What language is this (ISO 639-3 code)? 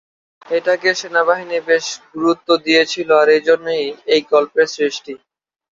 ben